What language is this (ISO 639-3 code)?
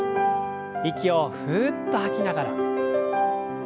jpn